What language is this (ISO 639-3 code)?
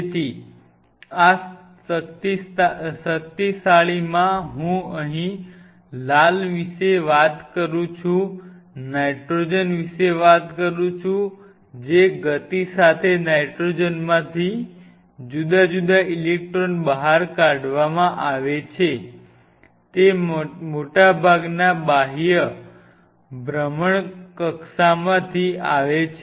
guj